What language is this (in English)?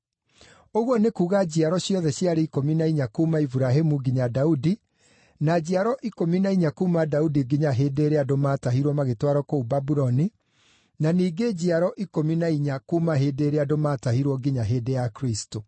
Kikuyu